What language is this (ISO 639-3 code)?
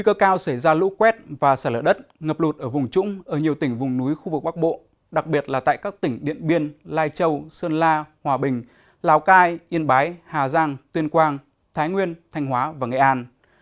vie